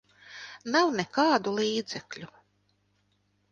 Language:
Latvian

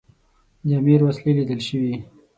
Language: Pashto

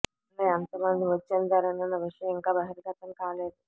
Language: Telugu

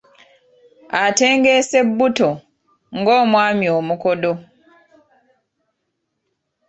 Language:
Ganda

